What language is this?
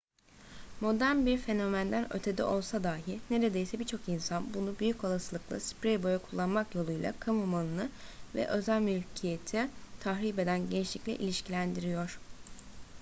Turkish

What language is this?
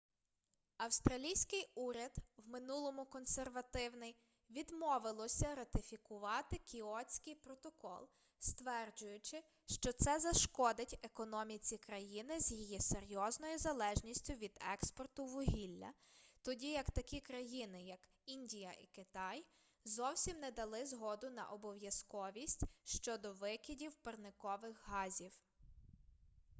Ukrainian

